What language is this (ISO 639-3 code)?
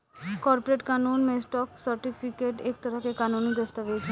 bho